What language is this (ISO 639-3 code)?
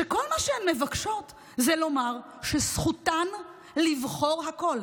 heb